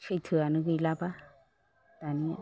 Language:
Bodo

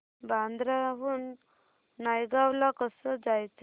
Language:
Marathi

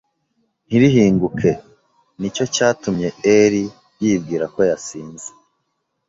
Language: Kinyarwanda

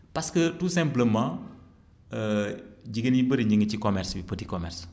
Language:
Wolof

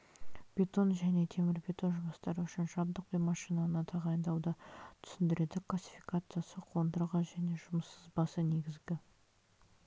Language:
Kazakh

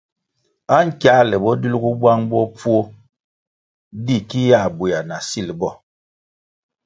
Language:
Kwasio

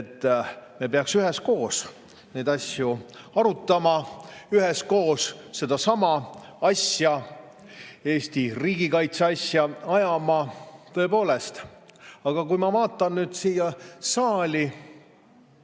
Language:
Estonian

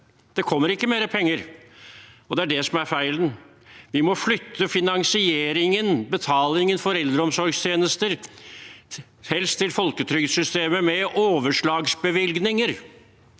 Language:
Norwegian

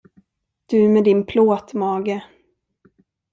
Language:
Swedish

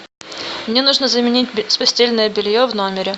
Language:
Russian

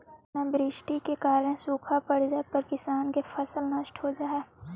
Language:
Magahi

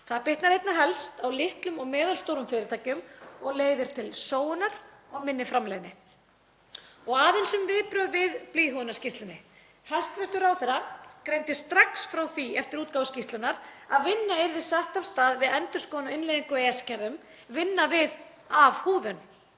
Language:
Icelandic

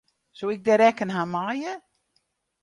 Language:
Western Frisian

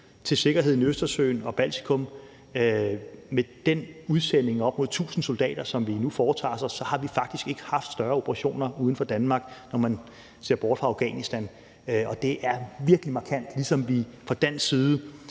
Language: Danish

